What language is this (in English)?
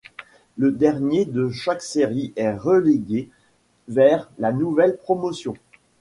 French